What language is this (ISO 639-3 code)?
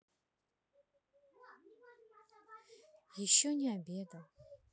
rus